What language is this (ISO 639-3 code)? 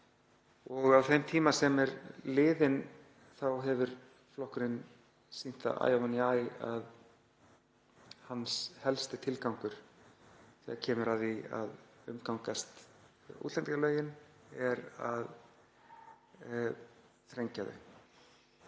isl